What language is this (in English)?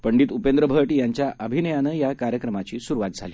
Marathi